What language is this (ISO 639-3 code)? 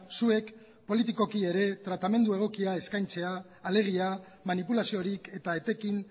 eus